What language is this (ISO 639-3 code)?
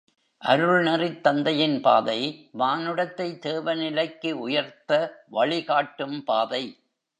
tam